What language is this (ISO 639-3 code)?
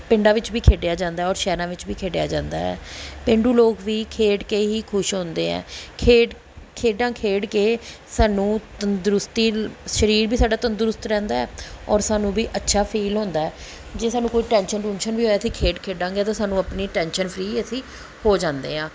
pan